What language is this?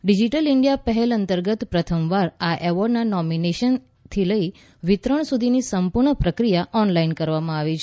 Gujarati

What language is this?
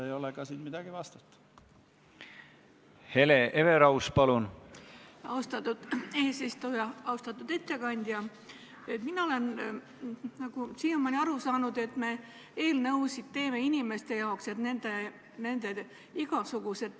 Estonian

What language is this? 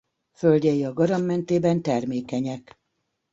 Hungarian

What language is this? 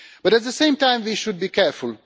English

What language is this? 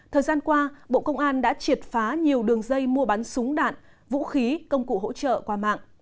Vietnamese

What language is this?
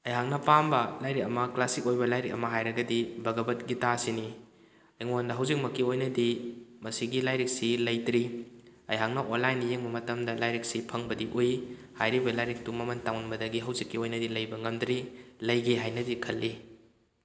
Manipuri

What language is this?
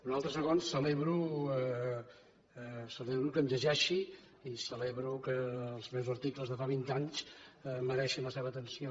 Catalan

